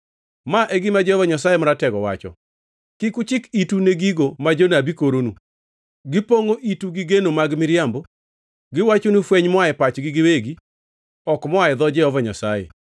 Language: Luo (Kenya and Tanzania)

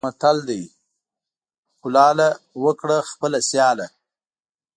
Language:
Pashto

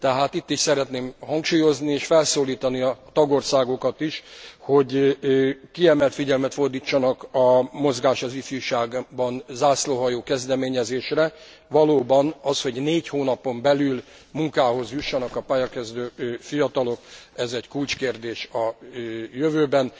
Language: Hungarian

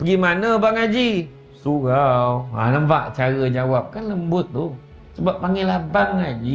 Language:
Malay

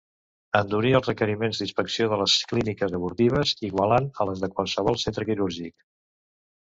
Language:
Catalan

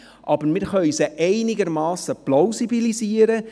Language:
Swiss German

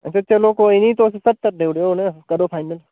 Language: Dogri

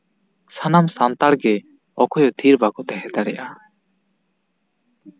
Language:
Santali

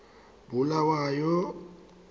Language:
Tswana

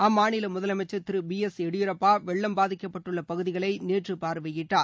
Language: Tamil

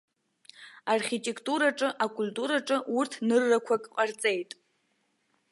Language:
Abkhazian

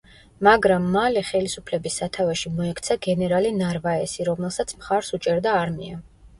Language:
Georgian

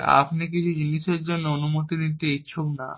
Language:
Bangla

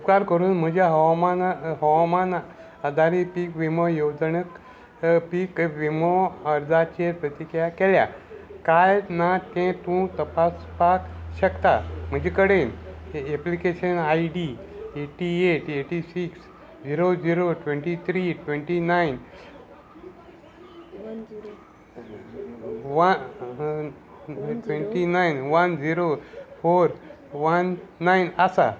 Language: Konkani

